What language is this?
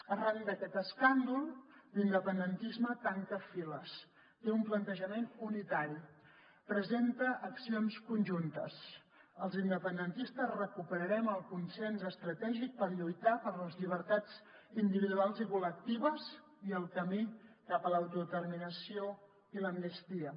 Catalan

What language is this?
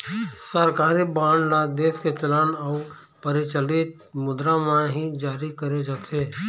Chhattisgarhi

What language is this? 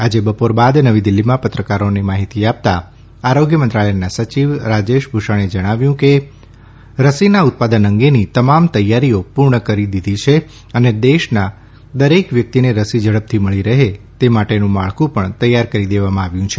Gujarati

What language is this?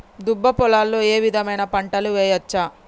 Telugu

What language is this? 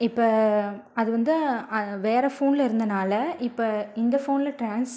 Tamil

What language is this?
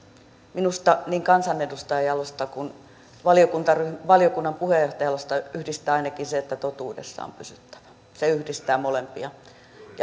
Finnish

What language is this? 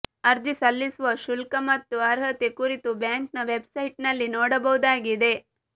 Kannada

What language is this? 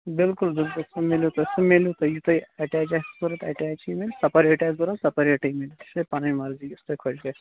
Kashmiri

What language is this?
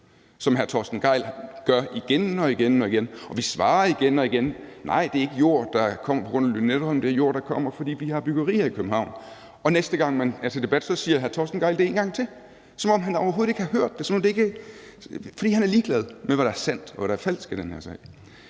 Danish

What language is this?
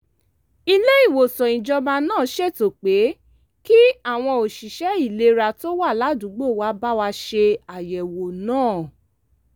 Yoruba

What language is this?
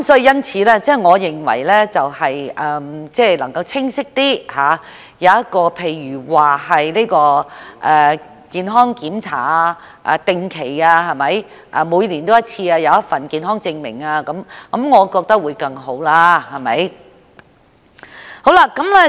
Cantonese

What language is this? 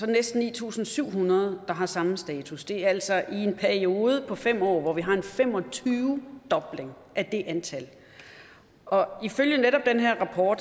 Danish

